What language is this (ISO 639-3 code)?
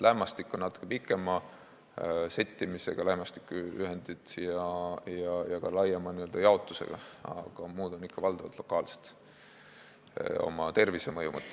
est